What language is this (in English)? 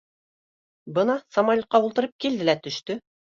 Bashkir